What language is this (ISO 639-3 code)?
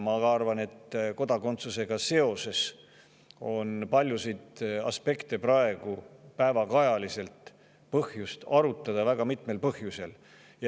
est